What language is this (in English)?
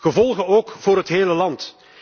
Dutch